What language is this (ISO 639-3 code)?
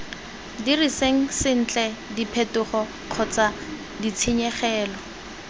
tsn